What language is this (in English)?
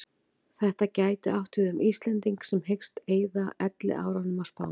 Icelandic